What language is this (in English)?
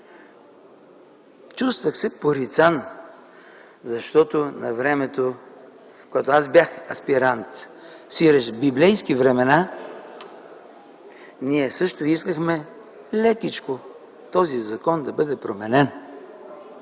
Bulgarian